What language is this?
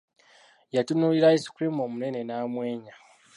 Ganda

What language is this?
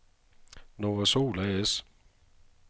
Danish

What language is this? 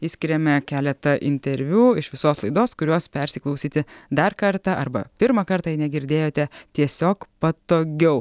Lithuanian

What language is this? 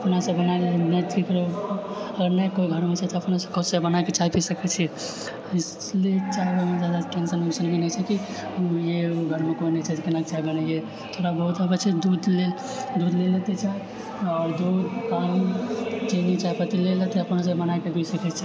Maithili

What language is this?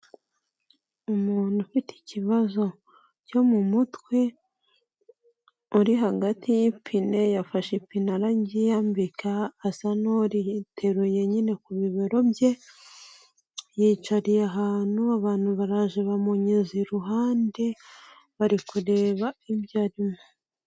Kinyarwanda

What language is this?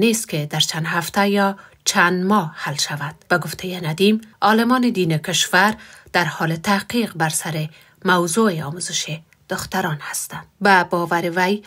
Persian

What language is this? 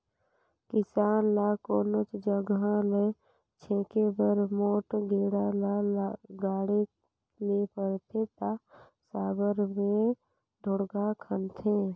Chhattisgarhi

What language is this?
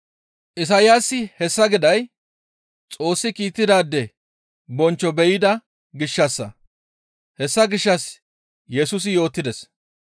Gamo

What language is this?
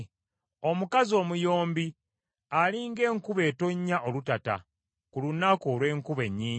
Ganda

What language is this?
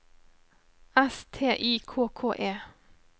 Norwegian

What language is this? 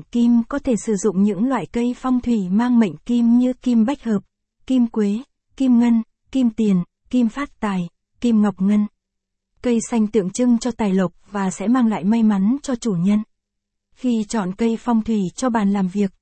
Vietnamese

